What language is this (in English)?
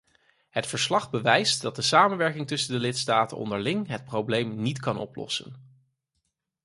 Dutch